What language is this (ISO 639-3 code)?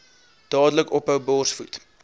afr